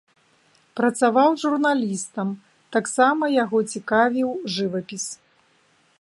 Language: Belarusian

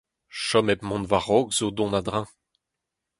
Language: Breton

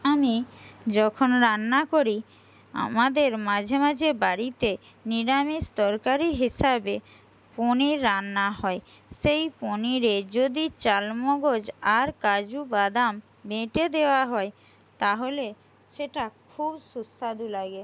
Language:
Bangla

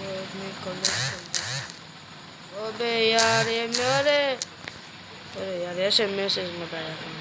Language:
Hindi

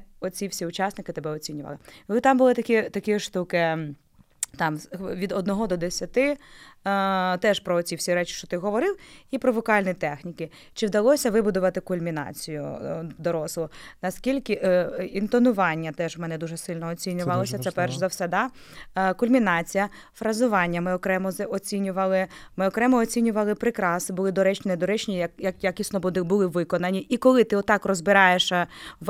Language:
Ukrainian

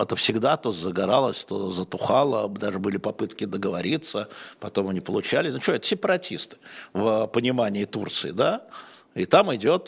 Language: Russian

